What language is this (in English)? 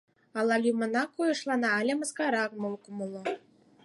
Mari